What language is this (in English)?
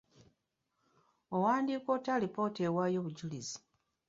Ganda